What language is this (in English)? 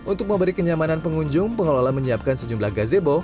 Indonesian